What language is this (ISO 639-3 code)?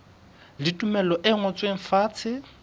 sot